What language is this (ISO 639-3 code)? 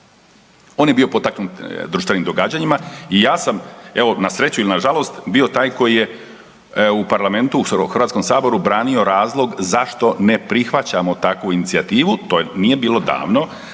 hrv